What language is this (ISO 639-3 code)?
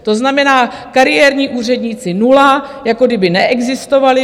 ces